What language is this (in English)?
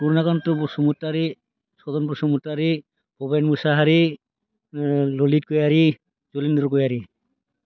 Bodo